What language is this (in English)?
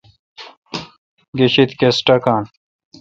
Kalkoti